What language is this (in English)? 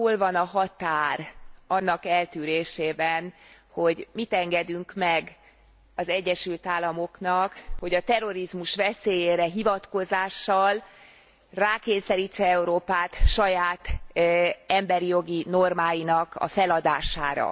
Hungarian